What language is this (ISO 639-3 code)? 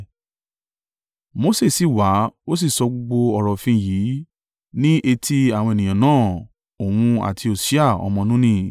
yor